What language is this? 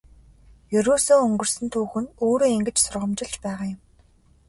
Mongolian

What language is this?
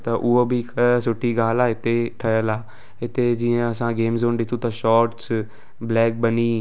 Sindhi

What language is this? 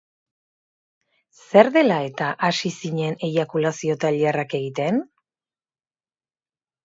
Basque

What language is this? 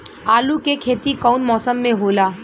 Bhojpuri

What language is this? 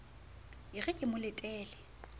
Southern Sotho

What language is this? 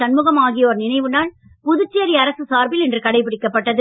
Tamil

